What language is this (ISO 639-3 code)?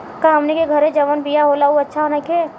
bho